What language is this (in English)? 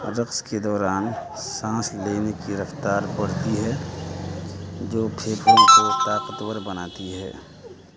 Urdu